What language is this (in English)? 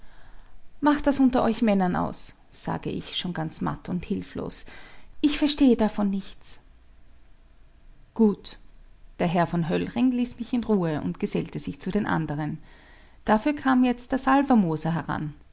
German